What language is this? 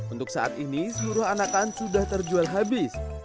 Indonesian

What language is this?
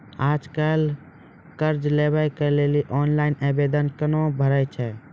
Maithili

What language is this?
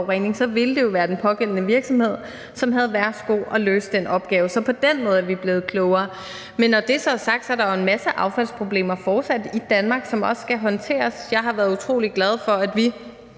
Danish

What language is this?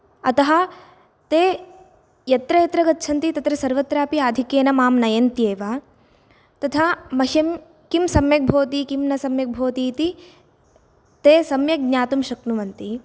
Sanskrit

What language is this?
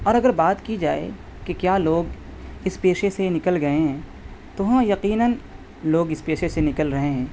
Urdu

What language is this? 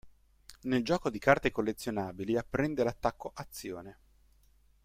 Italian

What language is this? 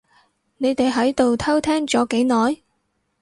Cantonese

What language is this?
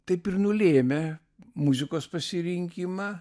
Lithuanian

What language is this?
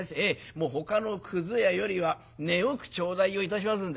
Japanese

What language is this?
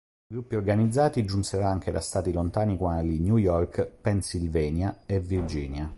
Italian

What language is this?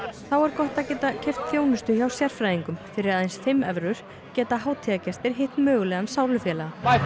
Icelandic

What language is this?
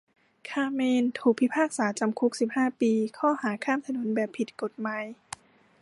Thai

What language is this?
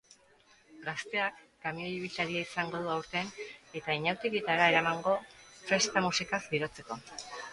Basque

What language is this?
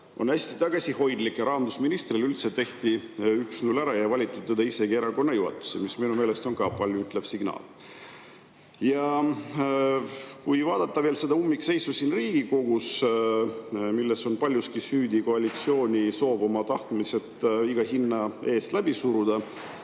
Estonian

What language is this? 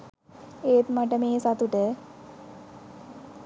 Sinhala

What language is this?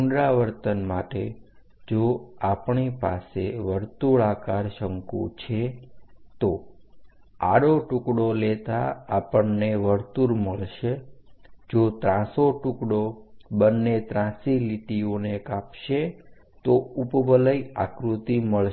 Gujarati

